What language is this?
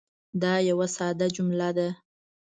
Pashto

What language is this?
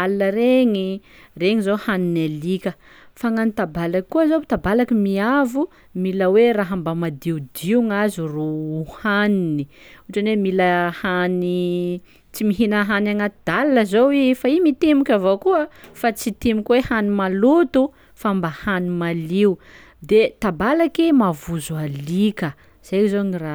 Sakalava Malagasy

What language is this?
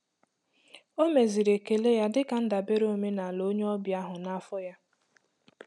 Igbo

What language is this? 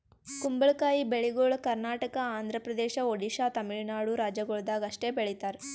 Kannada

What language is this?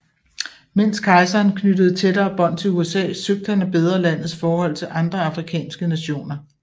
Danish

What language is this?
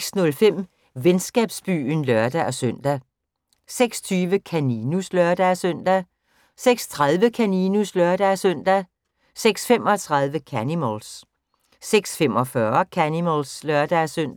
Danish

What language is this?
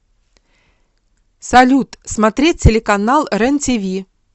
Russian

